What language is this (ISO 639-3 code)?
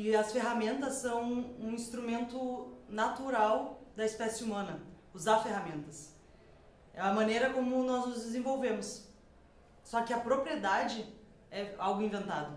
por